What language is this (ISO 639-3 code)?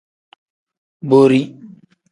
kdh